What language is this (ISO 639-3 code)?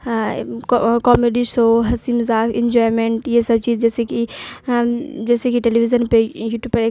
urd